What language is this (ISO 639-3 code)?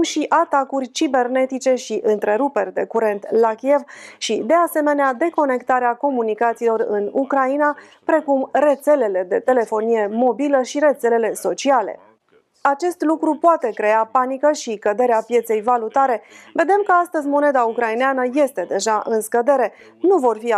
ron